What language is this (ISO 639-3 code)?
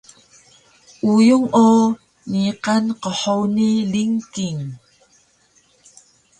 trv